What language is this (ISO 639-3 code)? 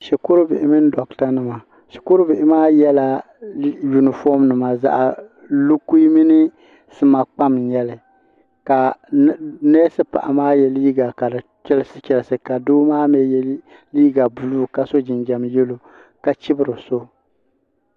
dag